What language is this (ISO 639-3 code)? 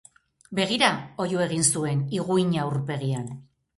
eus